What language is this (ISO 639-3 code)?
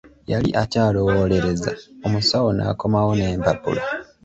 lug